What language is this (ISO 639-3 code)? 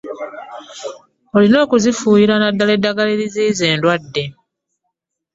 lug